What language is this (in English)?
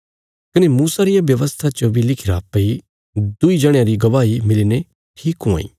Bilaspuri